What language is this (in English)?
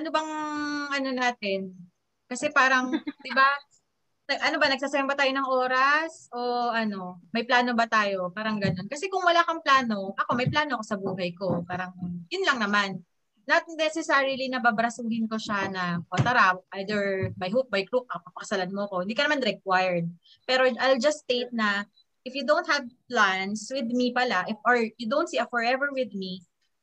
Filipino